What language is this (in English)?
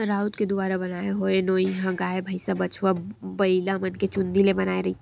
Chhattisgarhi